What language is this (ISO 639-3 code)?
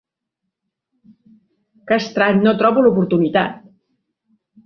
cat